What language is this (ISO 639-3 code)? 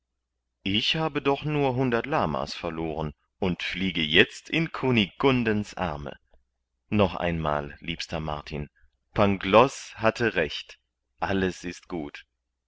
deu